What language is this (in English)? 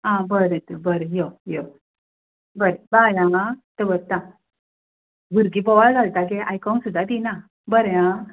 Konkani